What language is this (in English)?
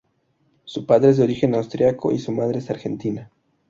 Spanish